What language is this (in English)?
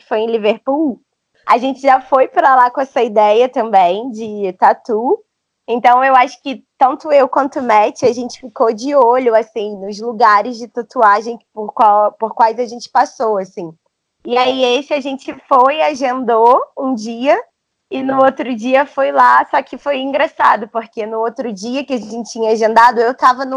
Portuguese